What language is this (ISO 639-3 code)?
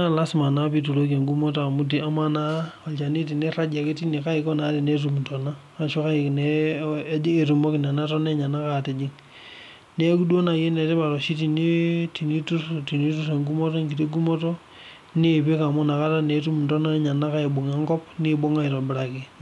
mas